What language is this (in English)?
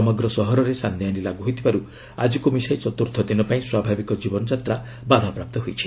Odia